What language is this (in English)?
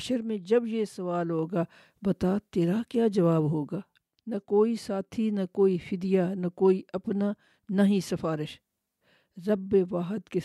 Urdu